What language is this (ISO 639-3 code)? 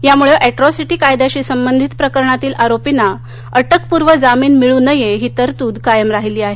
mar